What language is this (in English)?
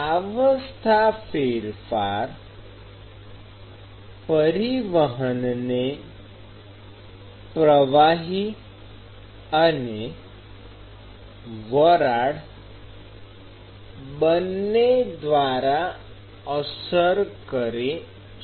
Gujarati